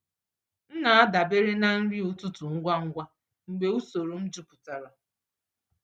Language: Igbo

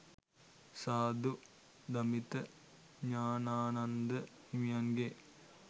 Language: Sinhala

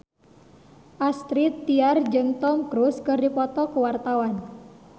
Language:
Sundanese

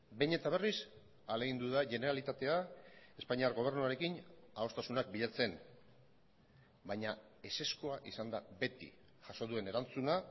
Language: Basque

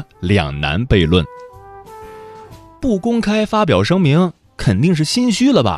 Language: Chinese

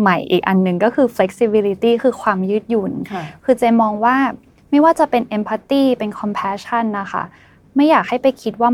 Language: Thai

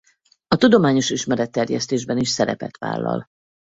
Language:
Hungarian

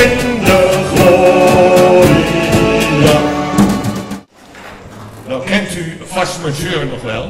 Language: Dutch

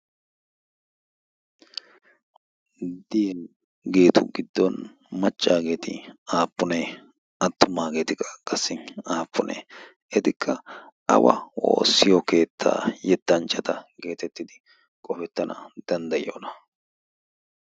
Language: Wolaytta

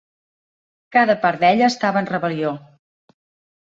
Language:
Catalan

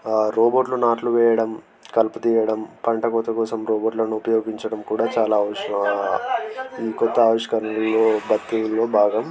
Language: Telugu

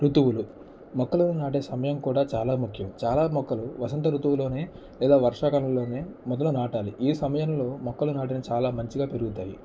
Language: Telugu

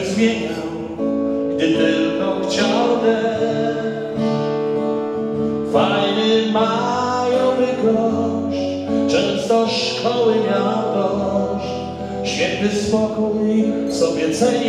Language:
Polish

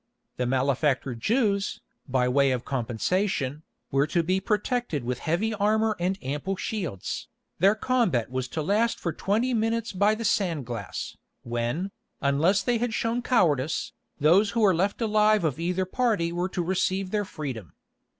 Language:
English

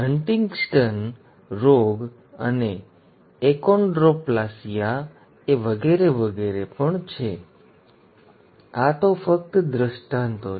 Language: Gujarati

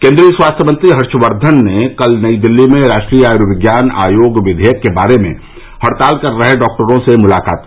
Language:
Hindi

